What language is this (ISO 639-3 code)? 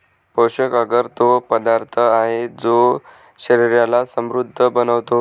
mar